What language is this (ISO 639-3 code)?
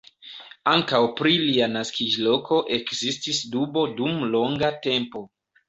epo